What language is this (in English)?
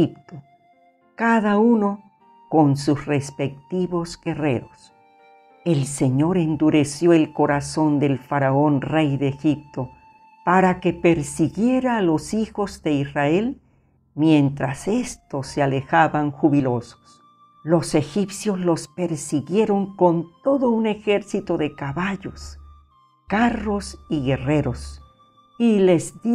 Spanish